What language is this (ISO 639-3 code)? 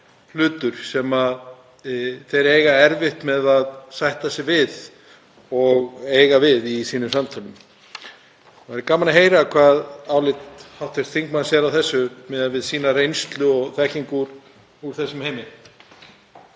isl